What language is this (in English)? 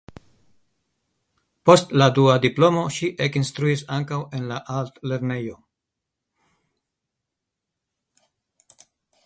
Esperanto